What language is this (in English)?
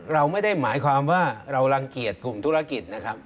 Thai